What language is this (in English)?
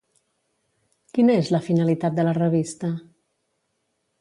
Catalan